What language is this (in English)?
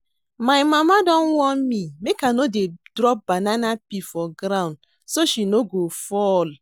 Nigerian Pidgin